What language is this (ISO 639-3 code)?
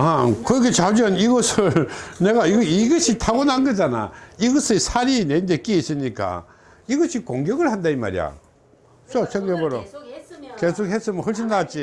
kor